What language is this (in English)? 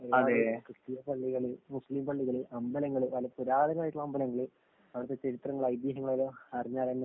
Malayalam